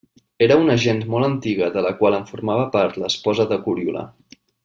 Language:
Catalan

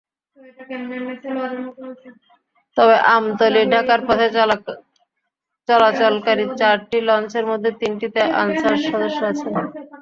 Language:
Bangla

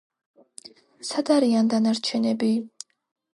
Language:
Georgian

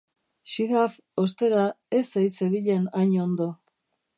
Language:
Basque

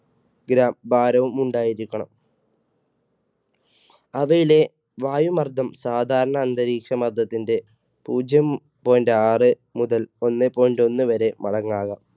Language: Malayalam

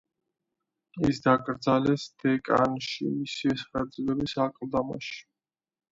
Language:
Georgian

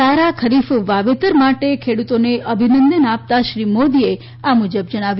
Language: Gujarati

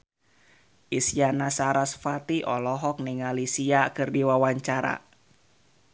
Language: Sundanese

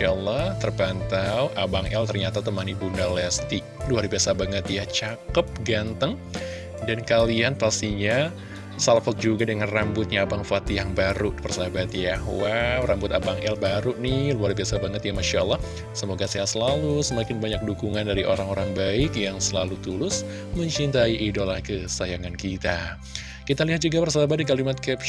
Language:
Indonesian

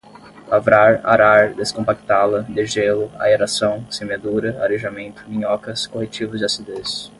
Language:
Portuguese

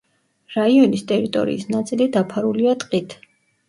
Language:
Georgian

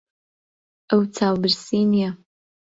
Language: Central Kurdish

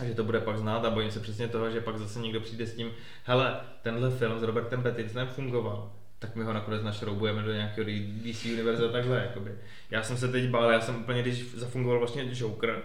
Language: Czech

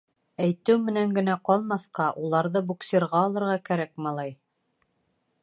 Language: Bashkir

